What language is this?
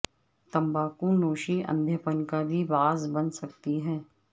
Urdu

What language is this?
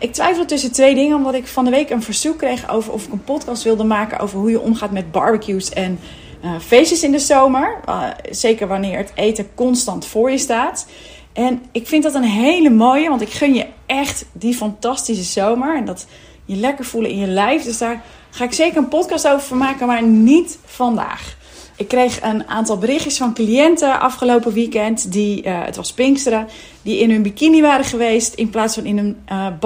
Dutch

